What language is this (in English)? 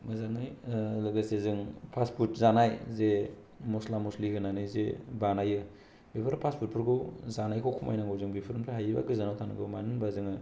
Bodo